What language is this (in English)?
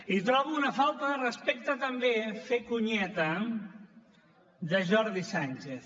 Catalan